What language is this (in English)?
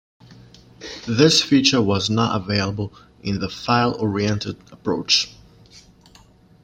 English